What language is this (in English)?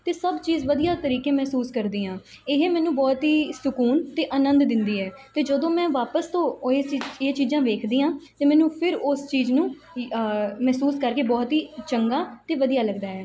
Punjabi